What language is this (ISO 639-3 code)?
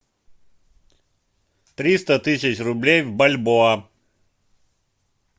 rus